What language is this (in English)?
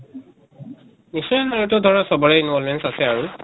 Assamese